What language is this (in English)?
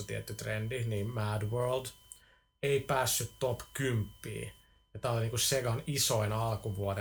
Finnish